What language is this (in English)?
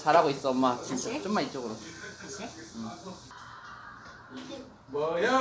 Korean